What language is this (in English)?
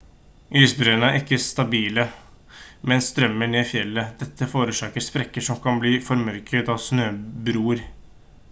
Norwegian Bokmål